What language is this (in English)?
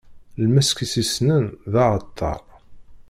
Kabyle